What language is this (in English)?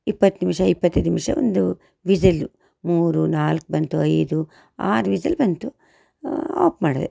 Kannada